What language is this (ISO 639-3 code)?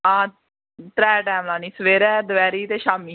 doi